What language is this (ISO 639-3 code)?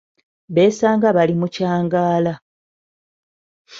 lug